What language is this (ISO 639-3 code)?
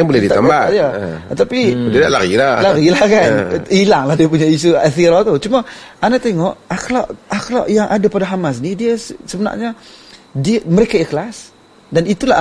msa